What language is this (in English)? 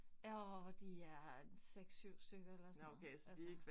Danish